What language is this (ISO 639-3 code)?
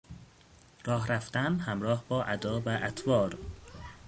fas